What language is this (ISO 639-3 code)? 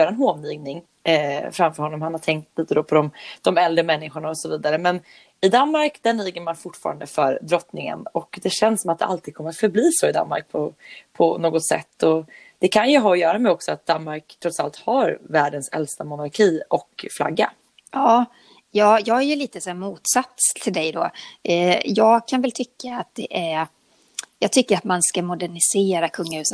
swe